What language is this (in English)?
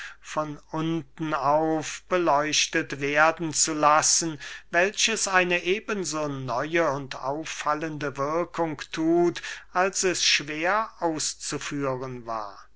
German